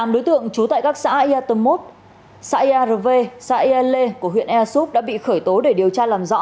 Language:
Vietnamese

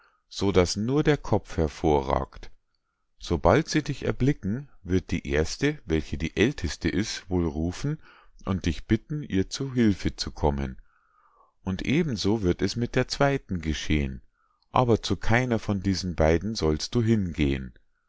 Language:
German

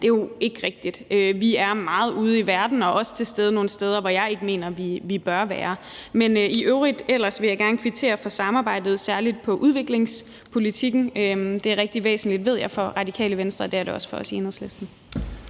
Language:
Danish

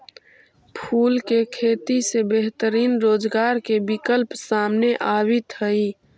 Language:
Magahi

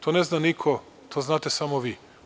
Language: Serbian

